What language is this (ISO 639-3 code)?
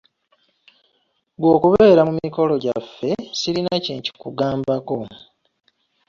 lug